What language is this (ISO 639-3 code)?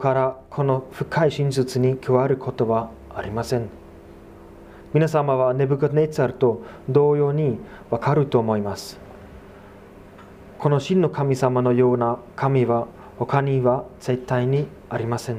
jpn